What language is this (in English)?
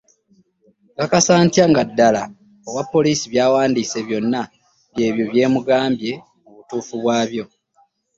Ganda